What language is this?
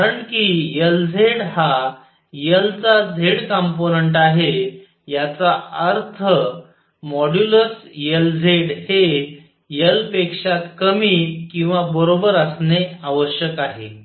Marathi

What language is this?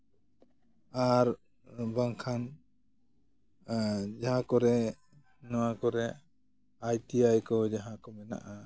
Santali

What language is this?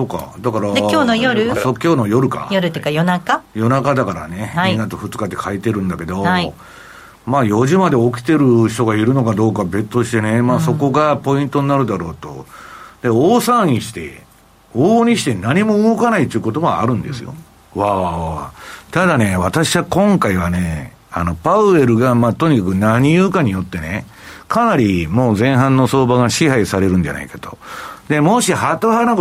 Japanese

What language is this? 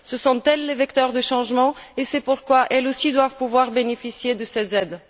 French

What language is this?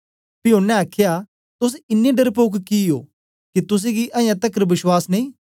Dogri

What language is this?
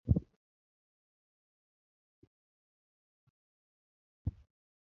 Luo (Kenya and Tanzania)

